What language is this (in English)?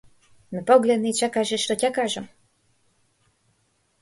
Macedonian